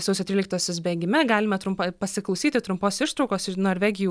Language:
Lithuanian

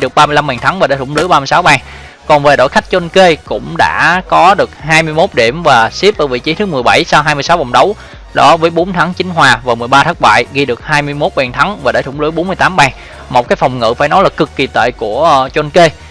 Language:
Vietnamese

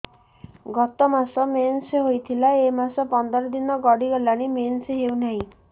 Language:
Odia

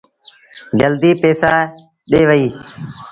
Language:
Sindhi Bhil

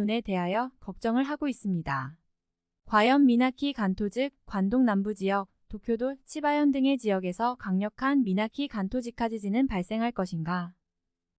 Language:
Korean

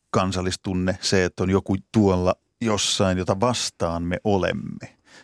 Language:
Finnish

